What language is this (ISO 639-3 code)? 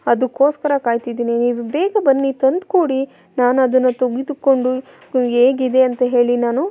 kan